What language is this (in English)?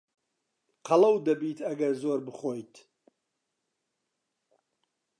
Central Kurdish